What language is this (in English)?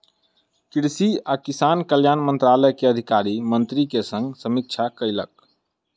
Maithili